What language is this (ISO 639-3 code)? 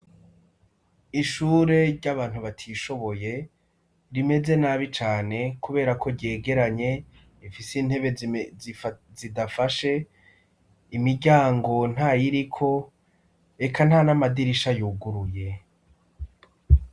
run